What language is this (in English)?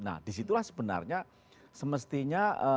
Indonesian